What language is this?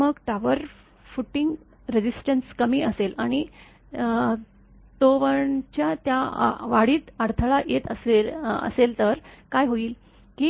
Marathi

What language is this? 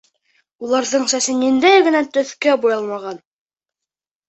Bashkir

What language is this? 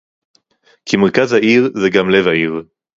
Hebrew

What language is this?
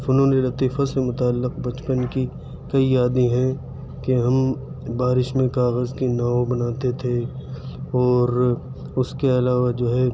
Urdu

